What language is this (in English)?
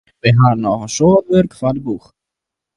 Western Frisian